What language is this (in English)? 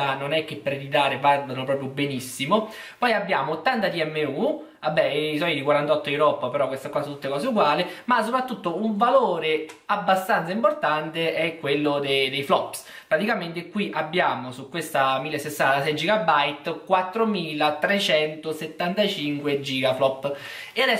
Italian